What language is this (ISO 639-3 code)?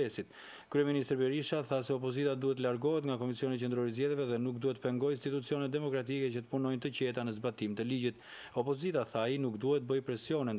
ron